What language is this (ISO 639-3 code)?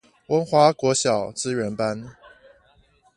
zho